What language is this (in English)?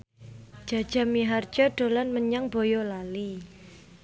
Javanese